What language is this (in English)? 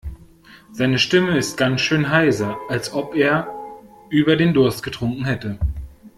German